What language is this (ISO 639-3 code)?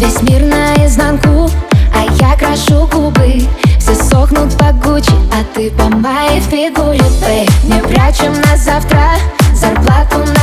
rus